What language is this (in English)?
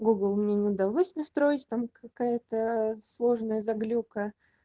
Russian